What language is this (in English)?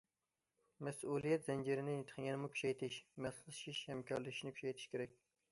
Uyghur